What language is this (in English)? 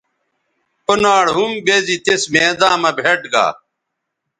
Bateri